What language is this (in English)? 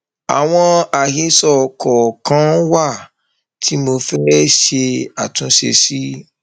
Yoruba